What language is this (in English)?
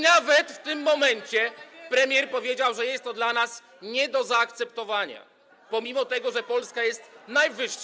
Polish